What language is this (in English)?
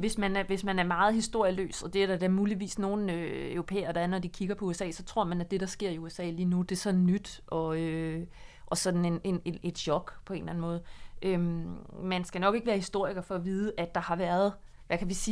Danish